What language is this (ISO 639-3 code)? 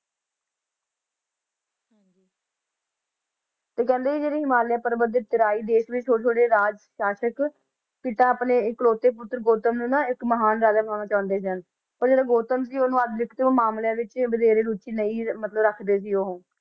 pan